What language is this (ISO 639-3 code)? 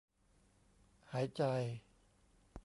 tha